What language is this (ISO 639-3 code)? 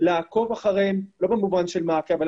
heb